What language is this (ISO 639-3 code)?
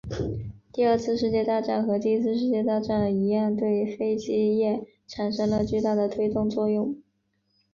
zho